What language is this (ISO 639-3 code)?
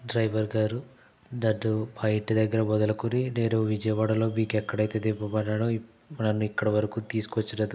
tel